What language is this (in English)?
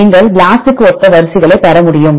Tamil